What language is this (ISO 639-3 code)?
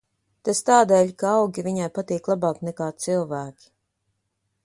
lav